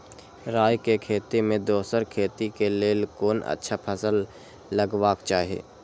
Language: Maithili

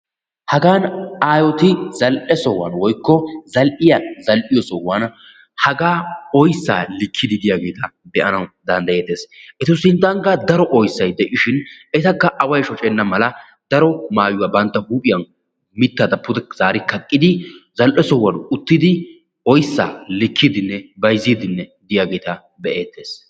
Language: Wolaytta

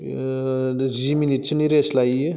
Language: Bodo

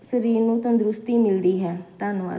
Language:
Punjabi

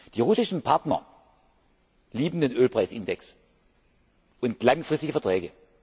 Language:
German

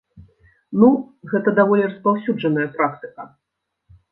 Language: Belarusian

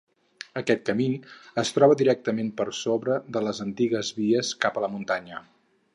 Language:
Catalan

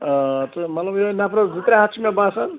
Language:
Kashmiri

